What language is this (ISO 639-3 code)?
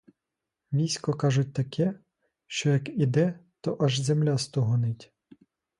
ukr